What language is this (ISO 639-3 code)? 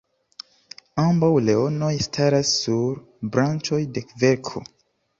epo